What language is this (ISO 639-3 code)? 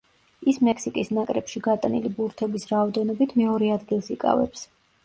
kat